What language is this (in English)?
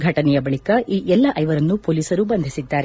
Kannada